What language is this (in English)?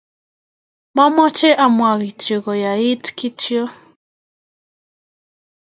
Kalenjin